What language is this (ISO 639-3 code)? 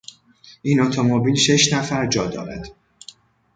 fas